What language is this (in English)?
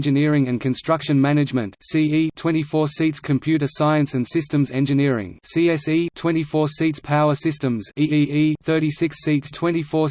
English